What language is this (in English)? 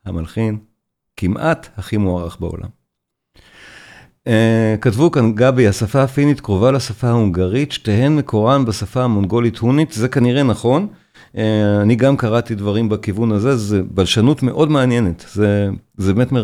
Hebrew